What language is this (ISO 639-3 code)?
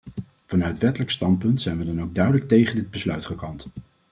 nld